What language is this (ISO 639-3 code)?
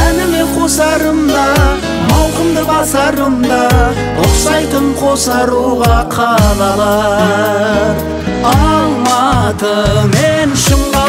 tur